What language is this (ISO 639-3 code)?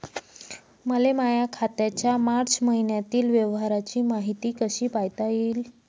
mar